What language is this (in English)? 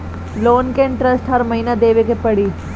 Bhojpuri